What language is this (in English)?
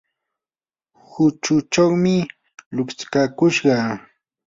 Yanahuanca Pasco Quechua